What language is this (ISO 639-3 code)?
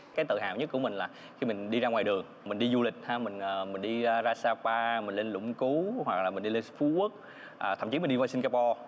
vie